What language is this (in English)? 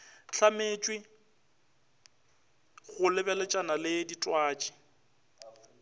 Northern Sotho